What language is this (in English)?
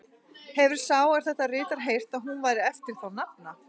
Icelandic